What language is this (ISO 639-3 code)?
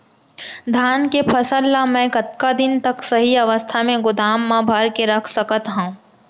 hne